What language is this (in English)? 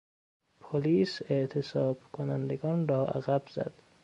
Persian